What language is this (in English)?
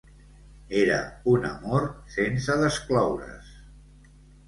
Catalan